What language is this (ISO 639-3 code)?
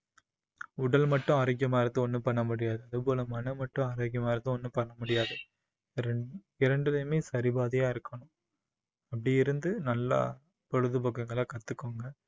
tam